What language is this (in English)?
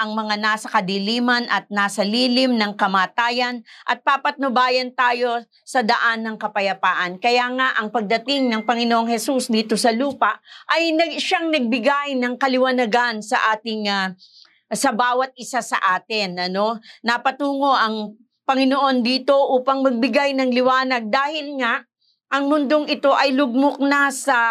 Filipino